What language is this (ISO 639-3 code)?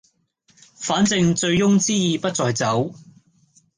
yue